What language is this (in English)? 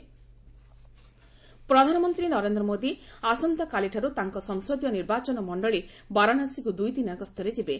Odia